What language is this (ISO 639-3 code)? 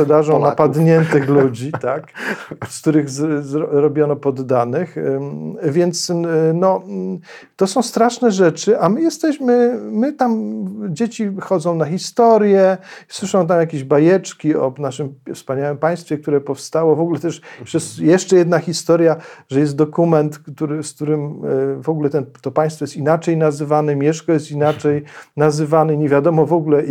pol